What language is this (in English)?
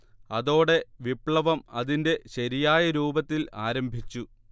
Malayalam